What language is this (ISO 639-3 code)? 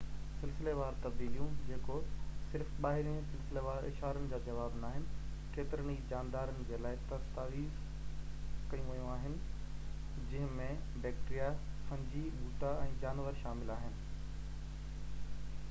snd